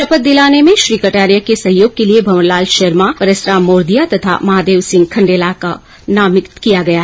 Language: Hindi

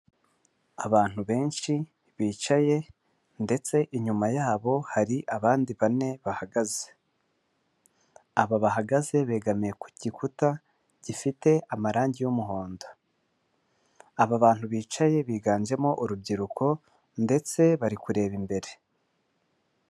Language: Kinyarwanda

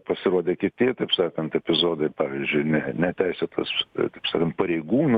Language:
Lithuanian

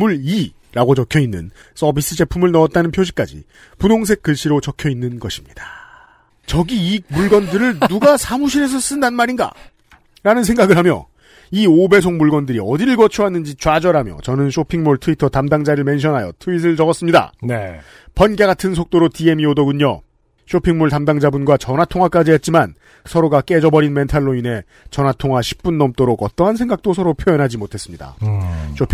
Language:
Korean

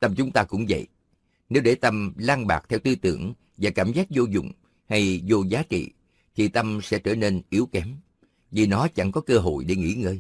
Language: Vietnamese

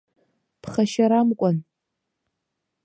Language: Abkhazian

